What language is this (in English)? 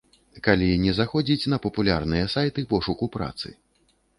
Belarusian